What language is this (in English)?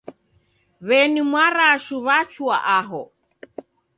Taita